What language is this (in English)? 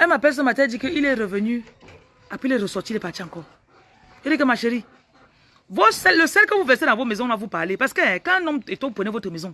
French